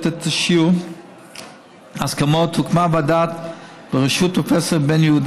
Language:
Hebrew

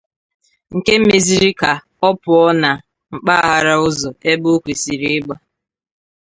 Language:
Igbo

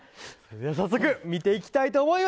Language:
Japanese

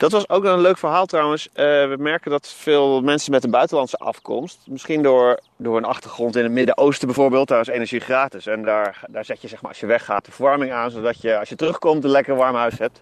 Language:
Dutch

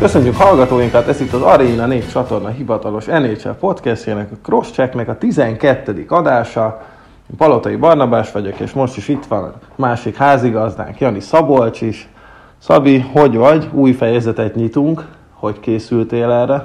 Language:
Hungarian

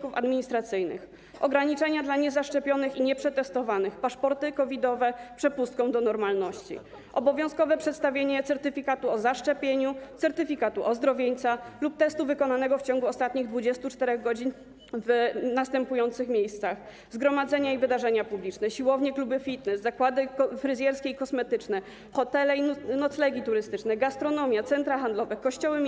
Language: Polish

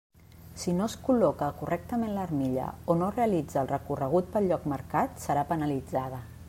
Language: Catalan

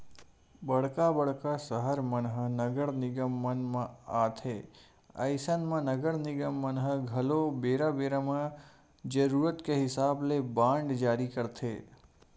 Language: Chhattisgarhi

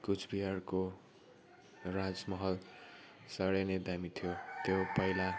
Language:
Nepali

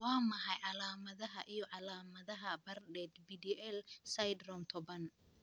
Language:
Somali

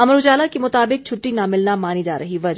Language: Hindi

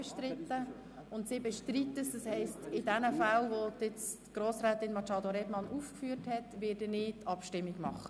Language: Swiss German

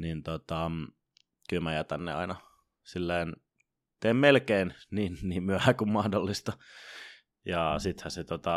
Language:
Finnish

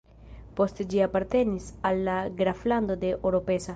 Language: Esperanto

